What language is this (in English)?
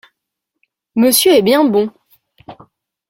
French